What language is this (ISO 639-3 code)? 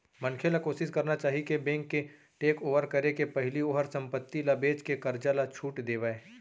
hne